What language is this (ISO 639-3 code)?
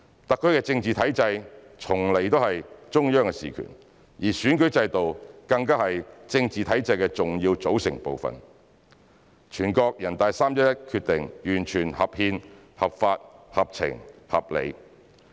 yue